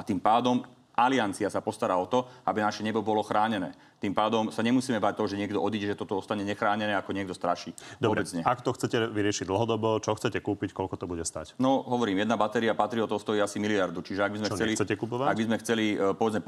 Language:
Slovak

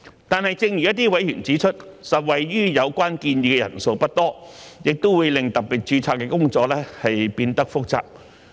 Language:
Cantonese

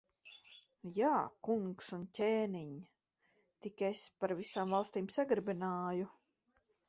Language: Latvian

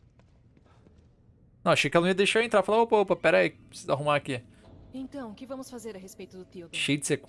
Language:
Portuguese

